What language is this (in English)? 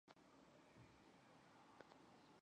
Chinese